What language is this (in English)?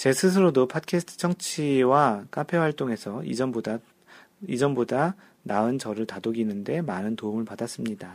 Korean